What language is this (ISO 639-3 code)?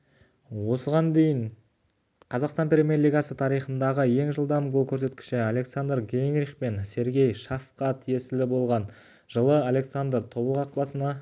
kaz